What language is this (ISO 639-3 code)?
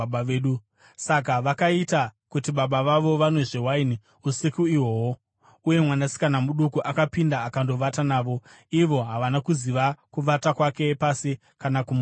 sna